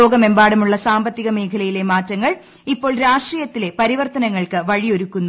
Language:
Malayalam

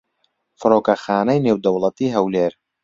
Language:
Central Kurdish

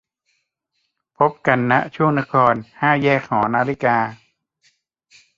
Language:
Thai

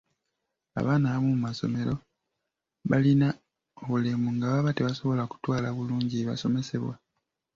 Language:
Ganda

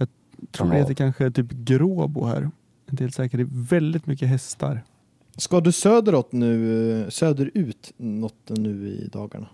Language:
Swedish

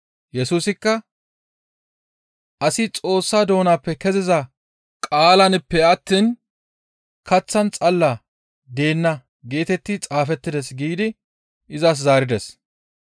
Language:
Gamo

